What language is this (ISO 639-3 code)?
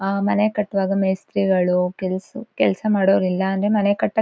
kan